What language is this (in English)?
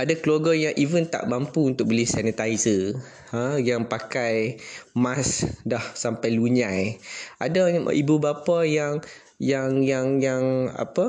Malay